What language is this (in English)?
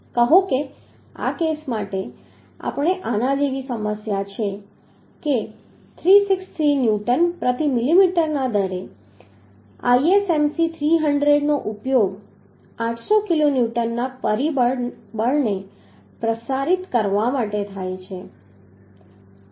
Gujarati